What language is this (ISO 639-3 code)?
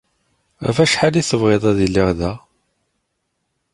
kab